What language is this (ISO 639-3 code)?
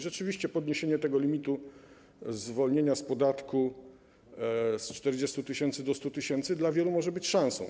pol